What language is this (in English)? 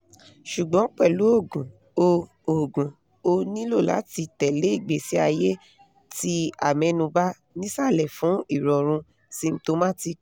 Yoruba